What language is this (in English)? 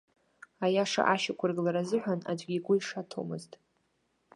Abkhazian